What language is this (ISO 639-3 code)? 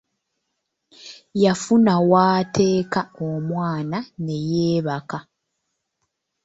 lug